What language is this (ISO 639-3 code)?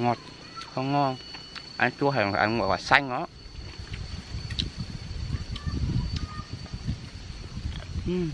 vie